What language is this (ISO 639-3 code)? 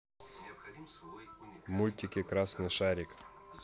rus